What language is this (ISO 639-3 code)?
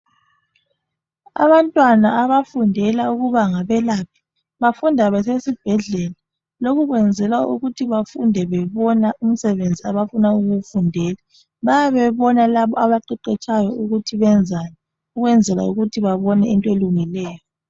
nde